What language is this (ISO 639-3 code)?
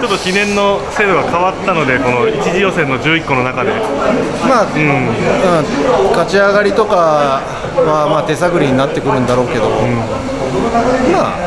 jpn